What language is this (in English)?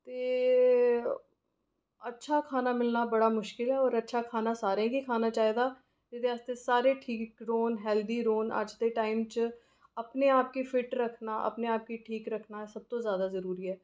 Dogri